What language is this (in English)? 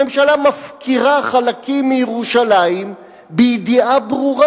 Hebrew